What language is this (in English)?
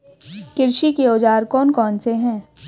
Hindi